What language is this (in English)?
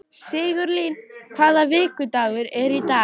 Icelandic